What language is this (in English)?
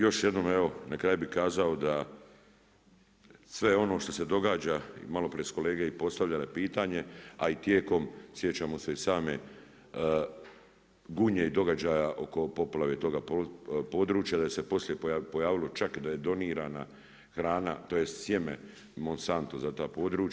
Croatian